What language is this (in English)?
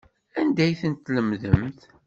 Kabyle